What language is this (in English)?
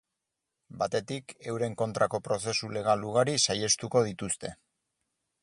Basque